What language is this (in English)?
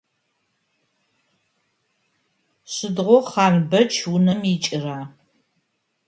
Adyghe